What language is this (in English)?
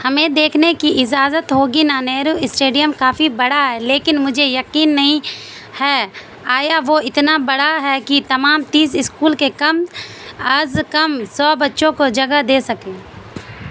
Urdu